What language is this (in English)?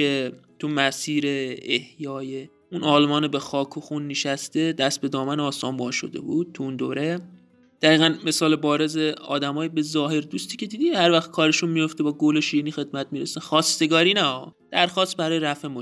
Persian